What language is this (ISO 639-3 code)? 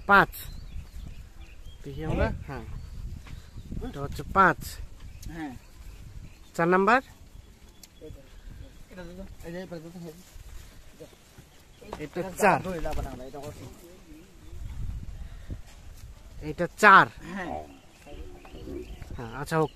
ben